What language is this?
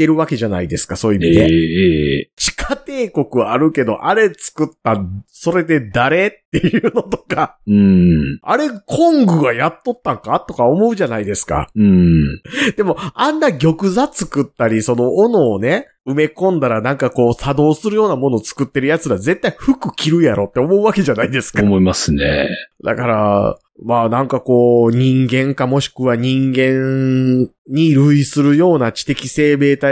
Japanese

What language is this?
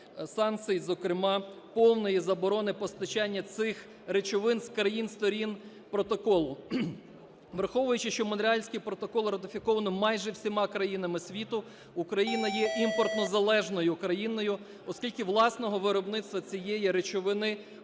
Ukrainian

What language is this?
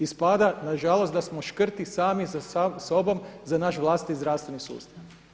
Croatian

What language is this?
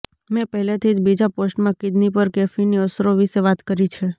Gujarati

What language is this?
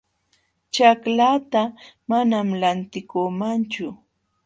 Jauja Wanca Quechua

